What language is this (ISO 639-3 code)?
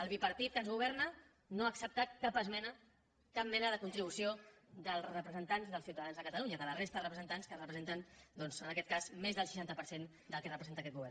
cat